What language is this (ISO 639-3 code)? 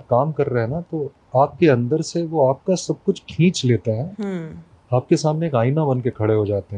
hin